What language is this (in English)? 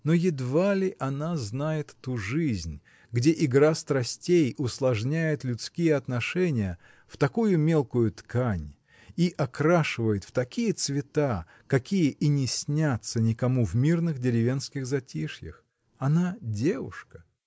Russian